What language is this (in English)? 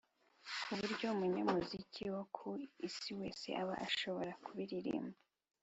Kinyarwanda